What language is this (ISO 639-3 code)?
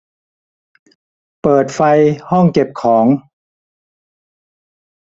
tha